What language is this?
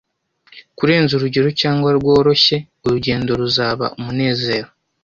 Kinyarwanda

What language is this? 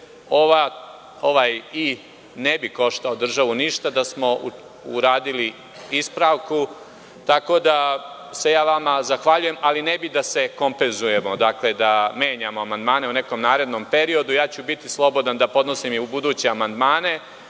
Serbian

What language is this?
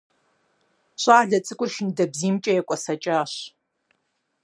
Kabardian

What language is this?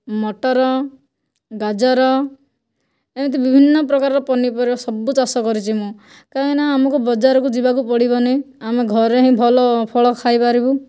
Odia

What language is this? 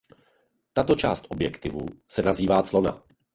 Czech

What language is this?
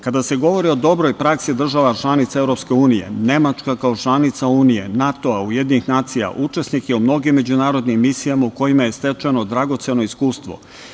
Serbian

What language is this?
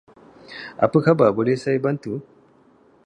Malay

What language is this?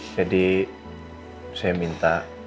Indonesian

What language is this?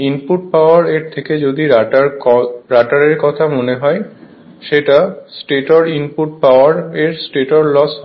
Bangla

